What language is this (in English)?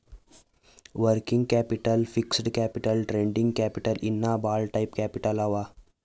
Kannada